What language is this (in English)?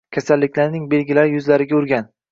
Uzbek